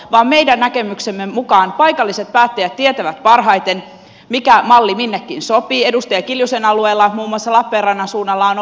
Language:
Finnish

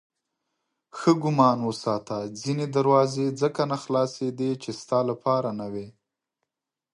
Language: Pashto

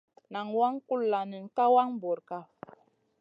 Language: Masana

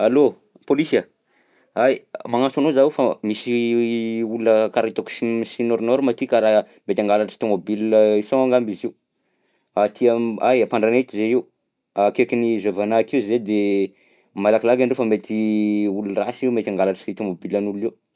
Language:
Southern Betsimisaraka Malagasy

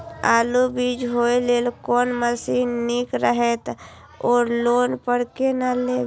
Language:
Maithili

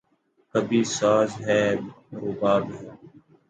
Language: Urdu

